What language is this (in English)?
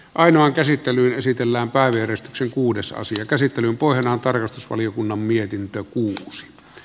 Finnish